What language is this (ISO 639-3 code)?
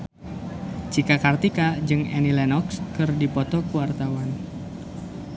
sun